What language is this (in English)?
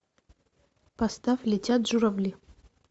Russian